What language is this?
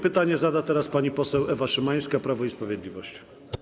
Polish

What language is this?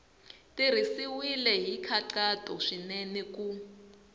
Tsonga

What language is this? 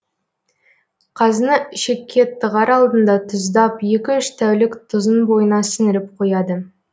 Kazakh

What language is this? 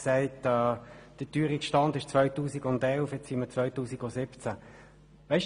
Swiss German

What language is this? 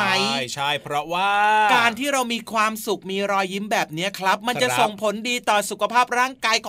Thai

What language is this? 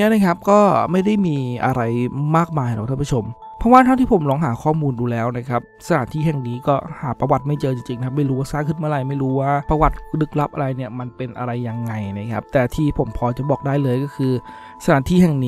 Thai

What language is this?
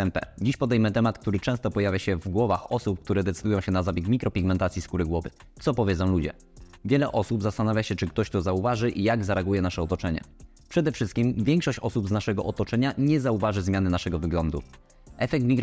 Polish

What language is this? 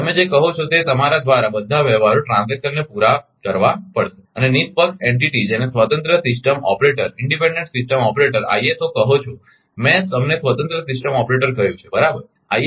Gujarati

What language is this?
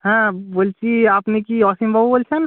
Bangla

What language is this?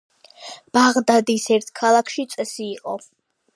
Georgian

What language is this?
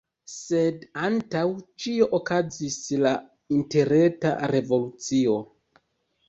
Esperanto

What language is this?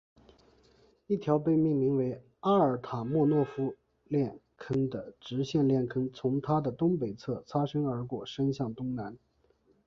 Chinese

